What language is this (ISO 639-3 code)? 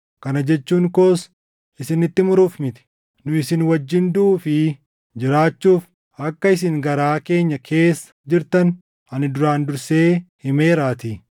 orm